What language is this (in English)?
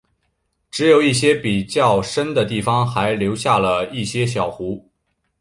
Chinese